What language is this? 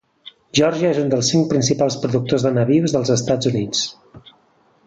Catalan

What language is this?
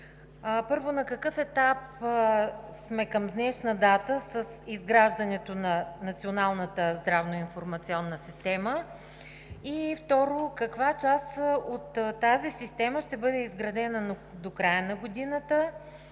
Bulgarian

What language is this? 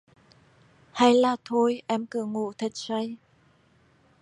Vietnamese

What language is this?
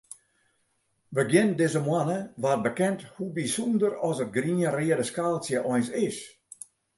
Western Frisian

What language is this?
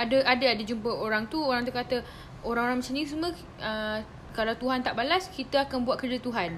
Malay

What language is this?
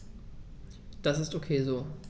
German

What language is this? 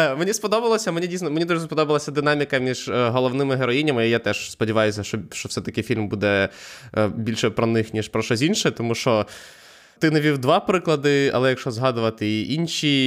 Ukrainian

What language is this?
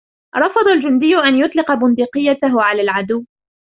Arabic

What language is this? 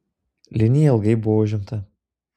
Lithuanian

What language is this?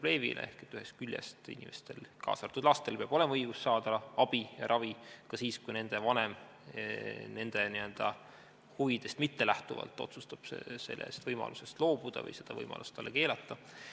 Estonian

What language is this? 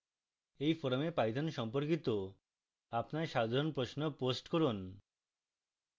Bangla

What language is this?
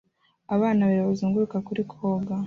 Kinyarwanda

